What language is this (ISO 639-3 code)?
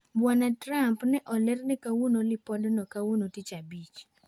luo